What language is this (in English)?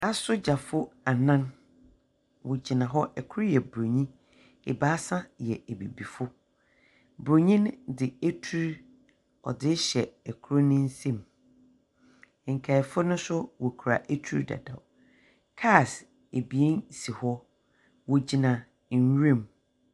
Akan